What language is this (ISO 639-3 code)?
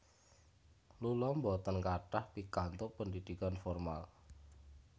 jav